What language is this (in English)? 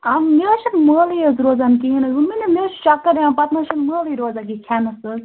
Kashmiri